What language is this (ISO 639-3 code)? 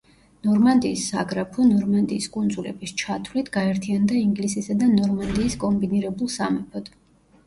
kat